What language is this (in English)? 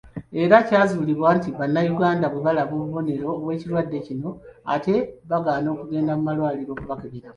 Ganda